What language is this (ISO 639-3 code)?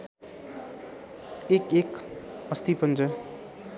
nep